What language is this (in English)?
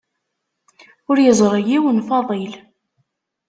Kabyle